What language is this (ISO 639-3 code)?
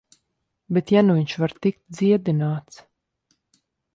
lav